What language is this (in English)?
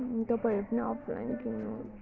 Nepali